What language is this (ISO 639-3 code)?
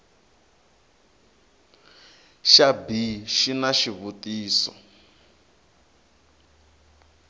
tso